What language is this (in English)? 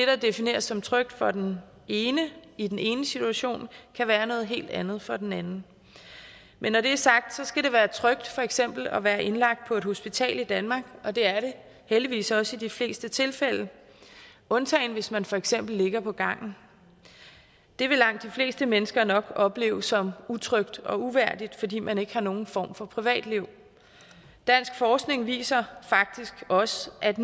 Danish